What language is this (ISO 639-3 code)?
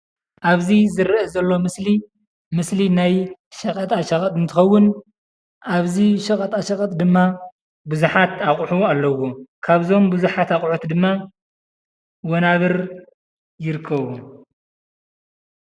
tir